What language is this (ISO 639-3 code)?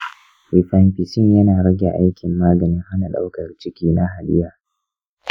hau